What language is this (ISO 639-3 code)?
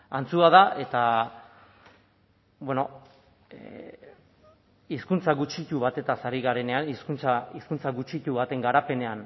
eus